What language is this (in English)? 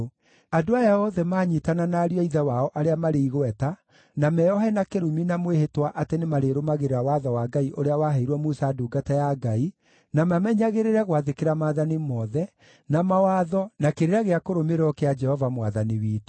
Kikuyu